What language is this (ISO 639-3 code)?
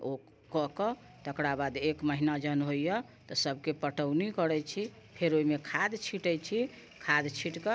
mai